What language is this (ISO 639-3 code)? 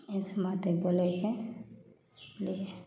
mai